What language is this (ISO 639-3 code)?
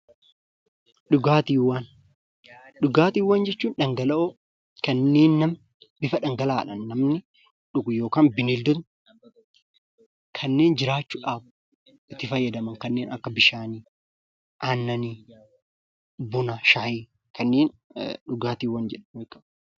orm